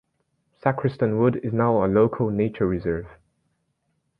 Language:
English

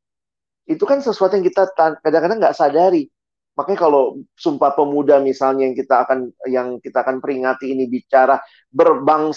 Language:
Indonesian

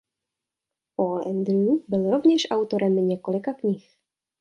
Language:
Czech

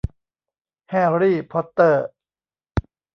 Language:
Thai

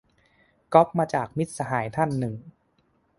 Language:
Thai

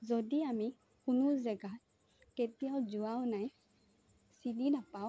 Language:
Assamese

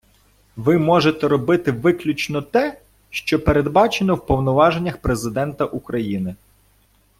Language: Ukrainian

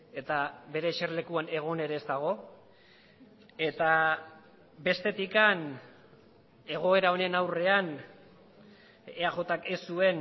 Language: Basque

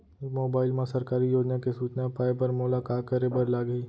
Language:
Chhattisgarhi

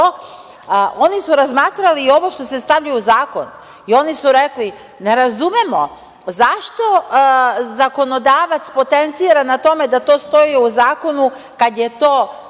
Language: Serbian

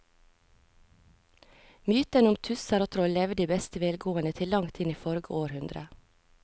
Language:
Norwegian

